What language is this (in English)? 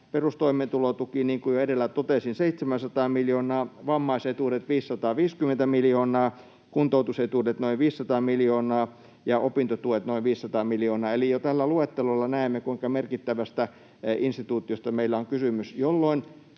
Finnish